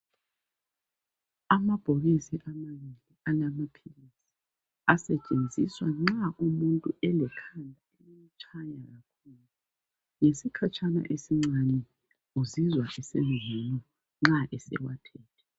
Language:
North Ndebele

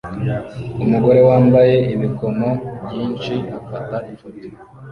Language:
Kinyarwanda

